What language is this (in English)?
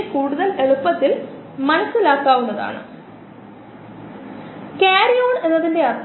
Malayalam